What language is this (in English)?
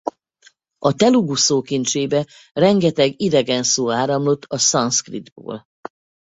Hungarian